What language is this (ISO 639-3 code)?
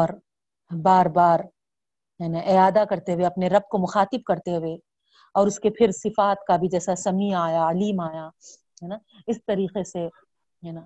urd